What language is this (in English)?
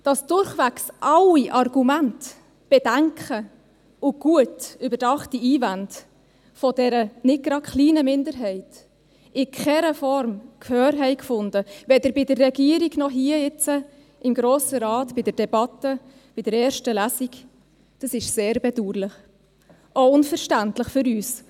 Swiss German